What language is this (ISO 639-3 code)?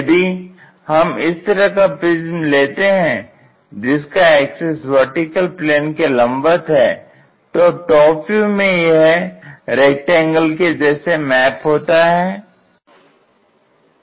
hin